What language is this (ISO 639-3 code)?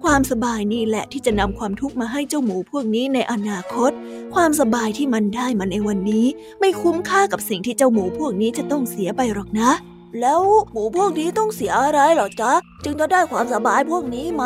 tha